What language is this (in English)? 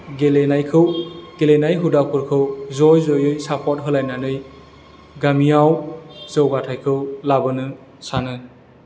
Bodo